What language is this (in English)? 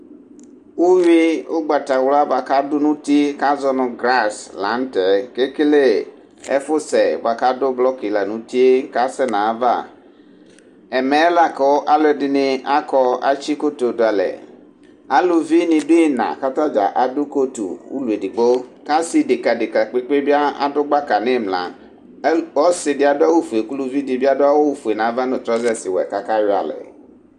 Ikposo